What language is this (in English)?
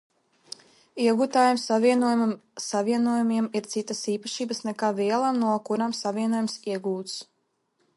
Latvian